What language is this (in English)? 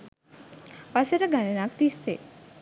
Sinhala